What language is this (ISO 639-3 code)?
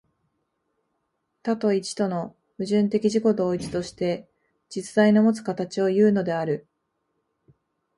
jpn